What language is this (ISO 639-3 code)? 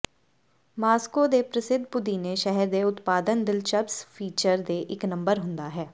pan